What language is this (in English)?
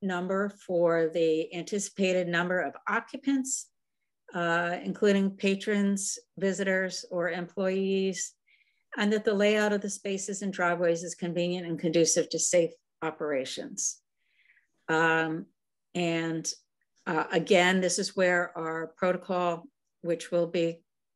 English